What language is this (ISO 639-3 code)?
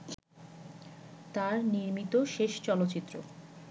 ben